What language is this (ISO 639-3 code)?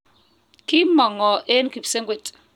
kln